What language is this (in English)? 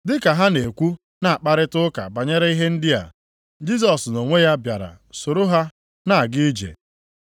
Igbo